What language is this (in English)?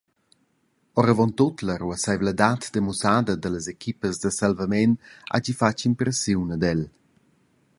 Romansh